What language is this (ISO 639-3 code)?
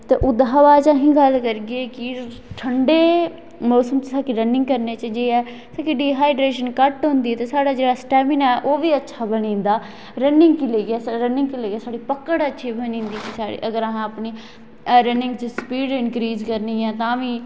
doi